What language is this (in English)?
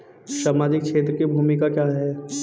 Hindi